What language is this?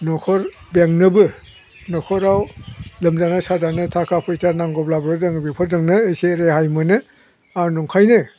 Bodo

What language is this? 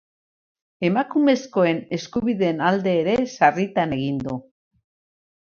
Basque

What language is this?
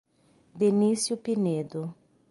Portuguese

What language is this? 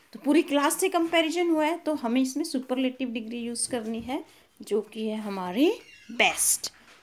Hindi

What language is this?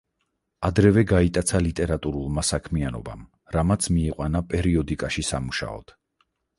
Georgian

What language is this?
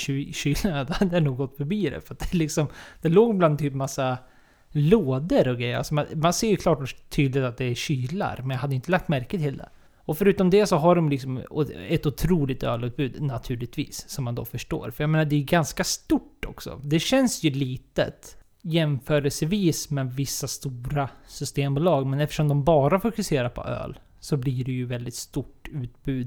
Swedish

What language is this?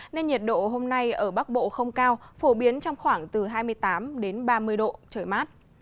Vietnamese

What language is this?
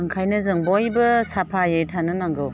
Bodo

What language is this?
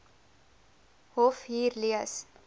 Afrikaans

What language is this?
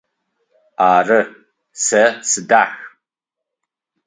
Adyghe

